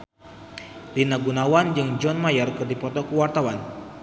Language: Sundanese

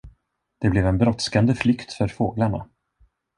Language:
Swedish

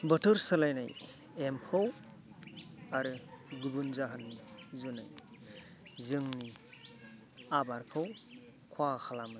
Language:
Bodo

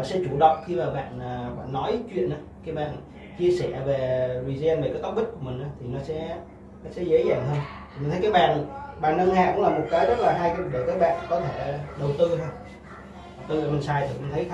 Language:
Vietnamese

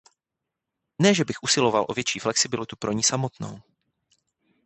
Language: Czech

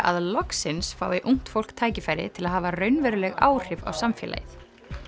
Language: Icelandic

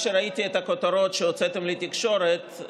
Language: Hebrew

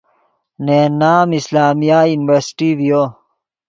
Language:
Yidgha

